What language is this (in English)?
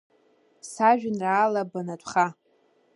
Abkhazian